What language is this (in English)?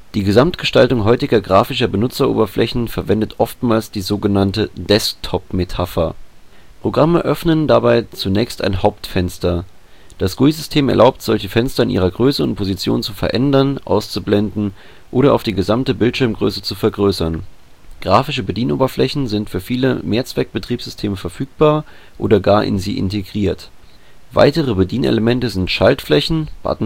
German